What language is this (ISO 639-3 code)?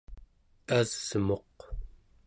esu